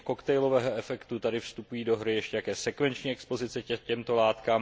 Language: Czech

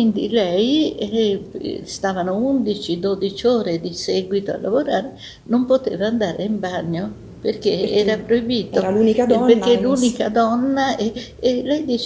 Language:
Italian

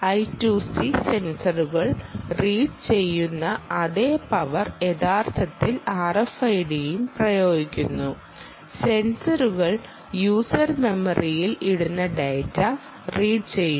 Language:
Malayalam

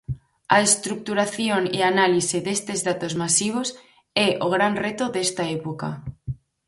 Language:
Galician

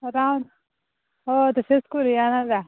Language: Konkani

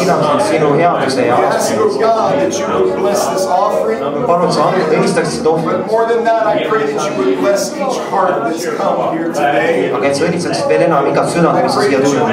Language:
English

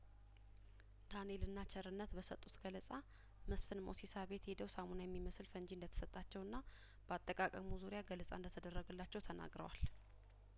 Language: Amharic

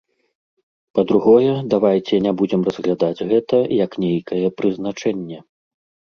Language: Belarusian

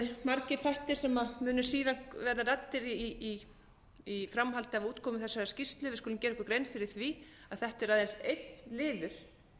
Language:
Icelandic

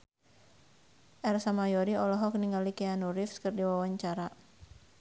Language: Sundanese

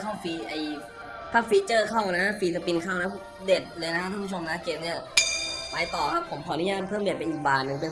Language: Thai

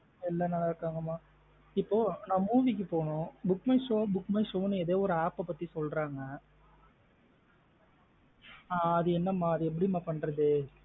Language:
Tamil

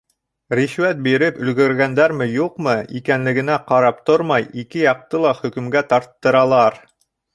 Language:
Bashkir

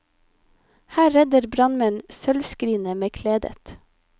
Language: Norwegian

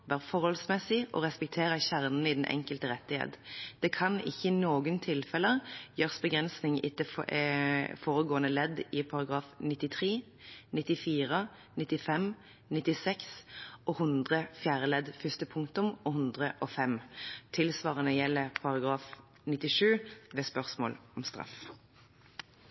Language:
Norwegian Bokmål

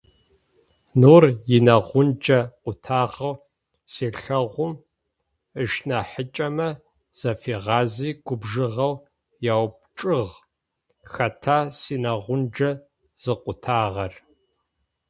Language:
Adyghe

